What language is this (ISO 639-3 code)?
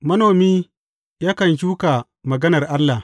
hau